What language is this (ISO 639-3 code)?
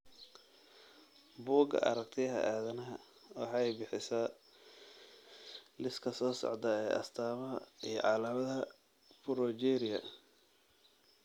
som